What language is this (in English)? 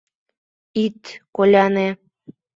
Mari